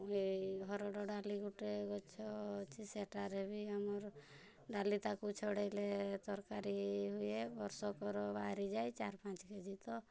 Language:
Odia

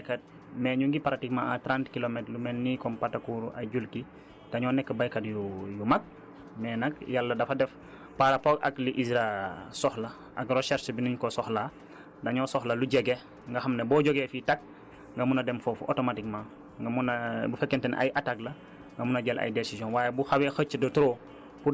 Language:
Wolof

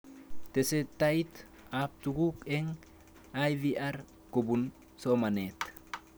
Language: Kalenjin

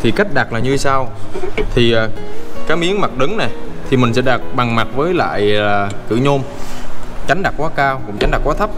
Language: Vietnamese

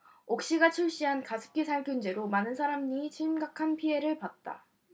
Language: Korean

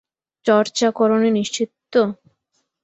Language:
Bangla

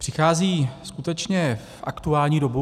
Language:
Czech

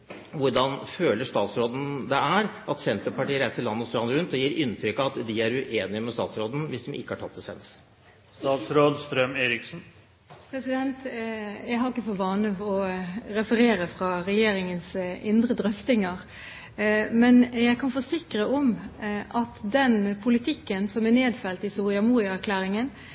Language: Norwegian Bokmål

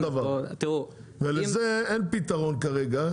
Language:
Hebrew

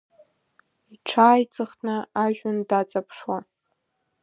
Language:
Abkhazian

